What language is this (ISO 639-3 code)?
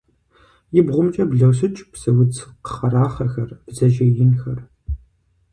kbd